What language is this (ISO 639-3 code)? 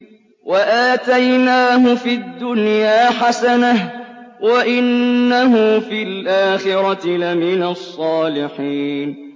ara